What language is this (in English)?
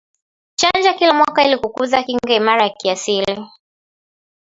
Swahili